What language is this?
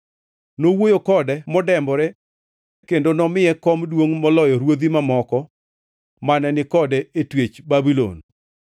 Luo (Kenya and Tanzania)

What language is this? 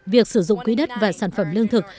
Vietnamese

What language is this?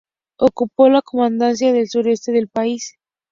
Spanish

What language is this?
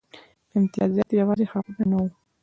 Pashto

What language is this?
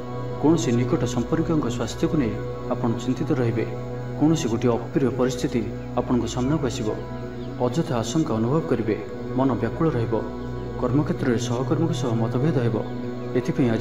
Romanian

